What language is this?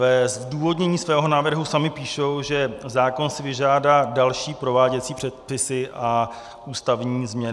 Czech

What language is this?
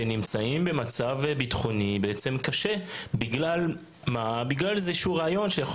Hebrew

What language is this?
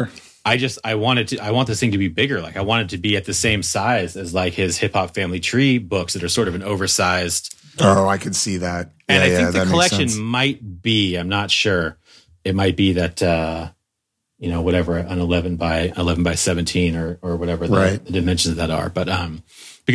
English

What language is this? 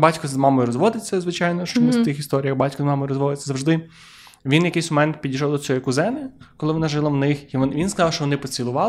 Ukrainian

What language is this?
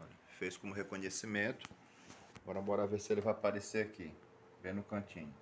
Portuguese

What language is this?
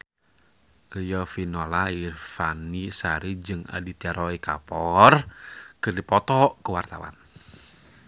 Sundanese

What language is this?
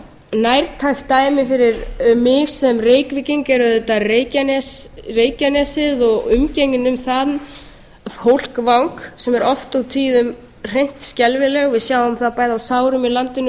Icelandic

